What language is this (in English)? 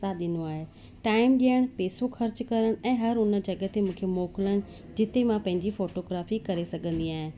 Sindhi